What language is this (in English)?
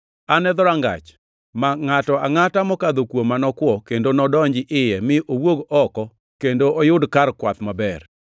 Luo (Kenya and Tanzania)